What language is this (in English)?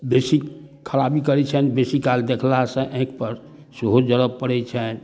Maithili